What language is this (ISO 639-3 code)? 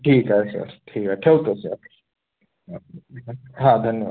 mar